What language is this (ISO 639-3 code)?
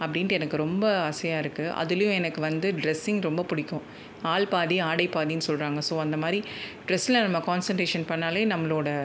tam